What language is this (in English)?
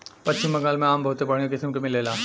Bhojpuri